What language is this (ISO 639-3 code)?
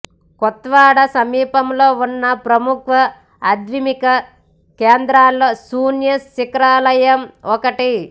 tel